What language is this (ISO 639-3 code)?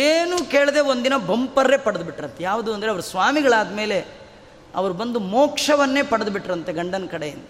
kan